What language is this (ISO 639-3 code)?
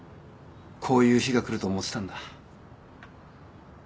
jpn